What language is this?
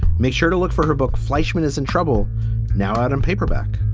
English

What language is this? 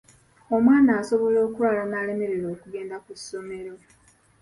Ganda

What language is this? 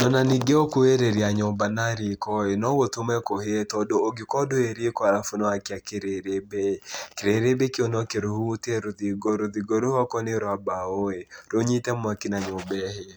Kikuyu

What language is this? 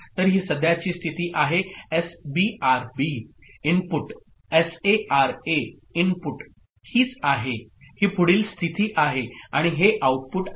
Marathi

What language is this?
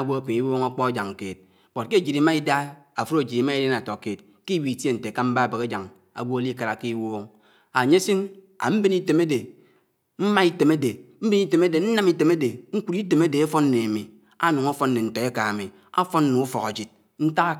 Anaang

